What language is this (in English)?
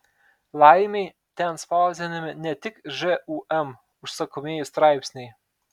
Lithuanian